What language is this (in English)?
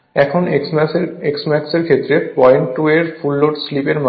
Bangla